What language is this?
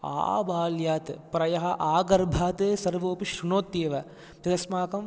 Sanskrit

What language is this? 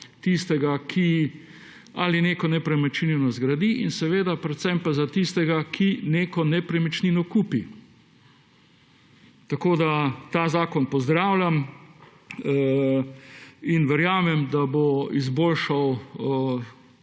Slovenian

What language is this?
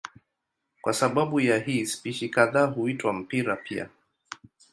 Swahili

